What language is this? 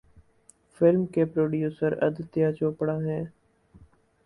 Urdu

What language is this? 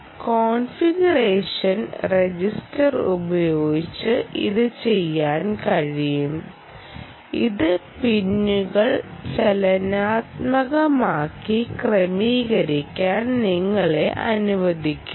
Malayalam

